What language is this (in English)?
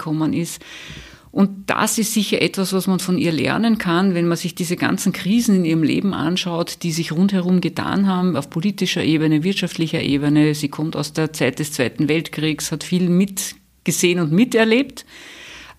German